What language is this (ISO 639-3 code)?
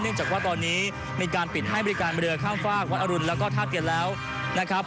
tha